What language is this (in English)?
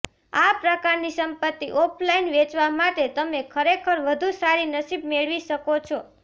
Gujarati